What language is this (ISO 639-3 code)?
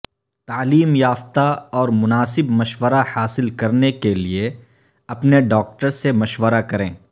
urd